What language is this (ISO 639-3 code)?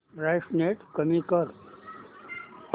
mar